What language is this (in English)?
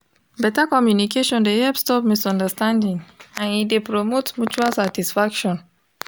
Nigerian Pidgin